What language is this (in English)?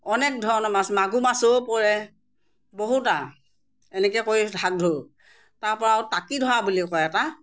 Assamese